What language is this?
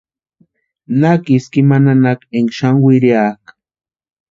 Western Highland Purepecha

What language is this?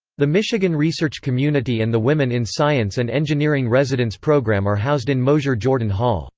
English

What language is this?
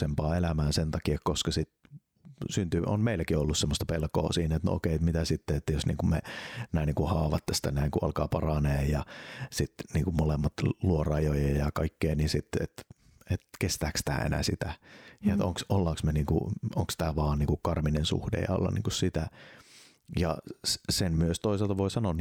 Finnish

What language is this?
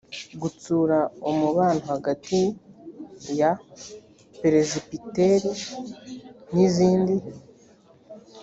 Kinyarwanda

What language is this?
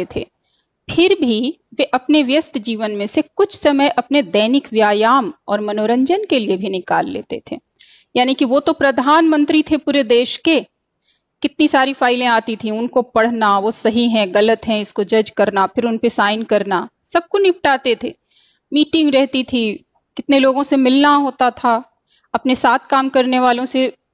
Hindi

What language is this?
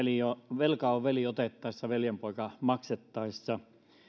Finnish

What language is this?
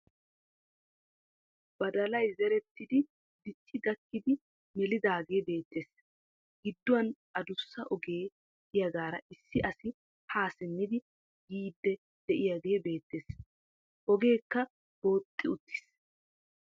Wolaytta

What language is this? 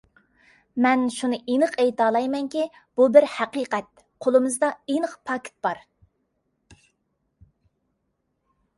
Uyghur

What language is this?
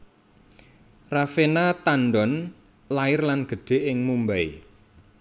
Javanese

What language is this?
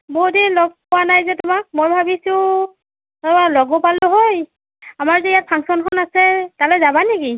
Assamese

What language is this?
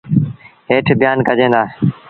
Sindhi Bhil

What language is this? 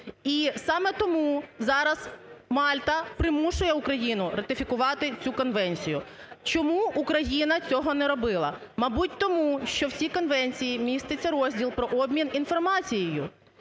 Ukrainian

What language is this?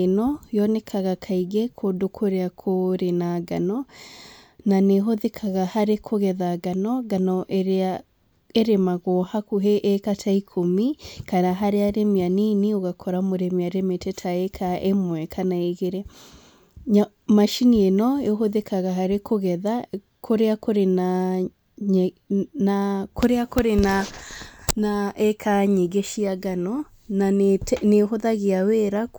Kikuyu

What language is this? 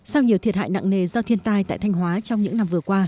Vietnamese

